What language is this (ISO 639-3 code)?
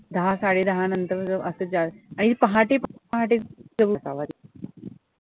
mar